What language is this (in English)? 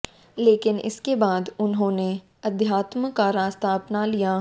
Hindi